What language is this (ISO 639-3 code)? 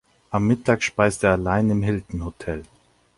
deu